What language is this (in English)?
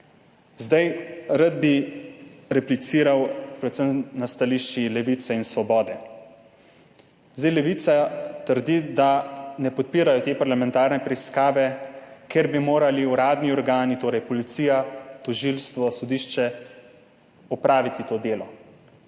Slovenian